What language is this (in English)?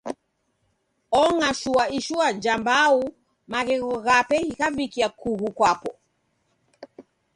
Taita